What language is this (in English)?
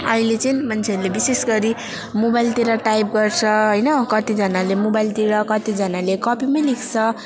Nepali